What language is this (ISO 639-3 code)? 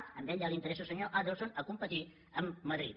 cat